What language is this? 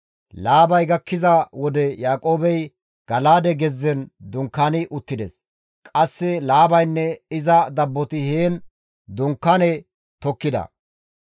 Gamo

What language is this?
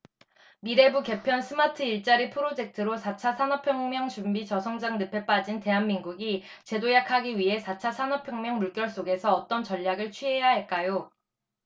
Korean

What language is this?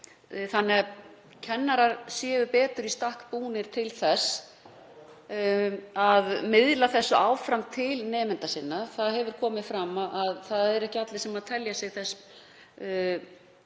Icelandic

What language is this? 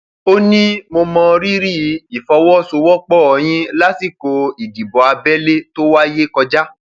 Yoruba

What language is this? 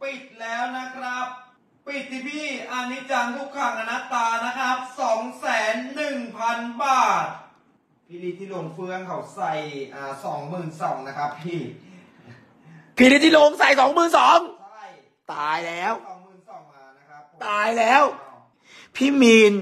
Thai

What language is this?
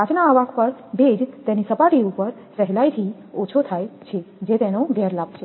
Gujarati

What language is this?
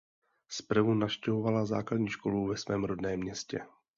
Czech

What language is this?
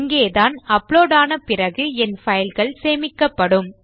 Tamil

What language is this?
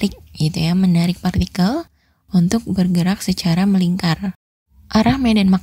Indonesian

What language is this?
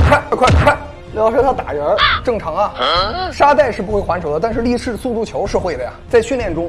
Chinese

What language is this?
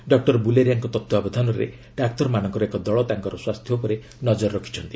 Odia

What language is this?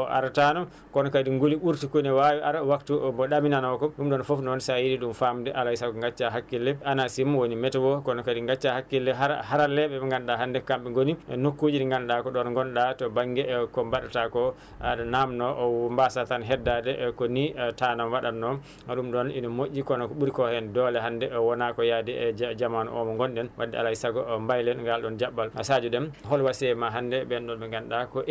Fula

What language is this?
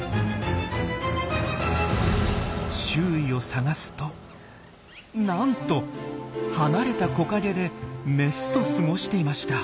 Japanese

